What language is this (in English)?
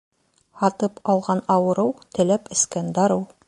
Bashkir